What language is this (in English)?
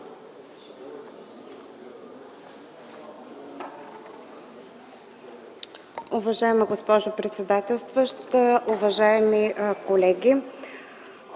Bulgarian